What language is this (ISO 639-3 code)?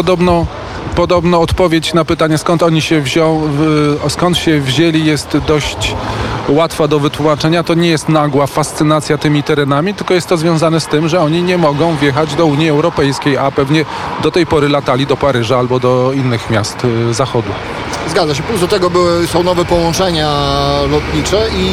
pol